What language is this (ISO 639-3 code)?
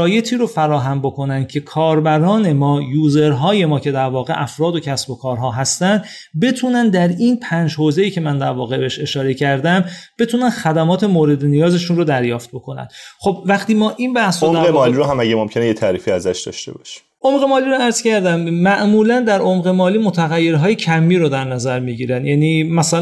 fas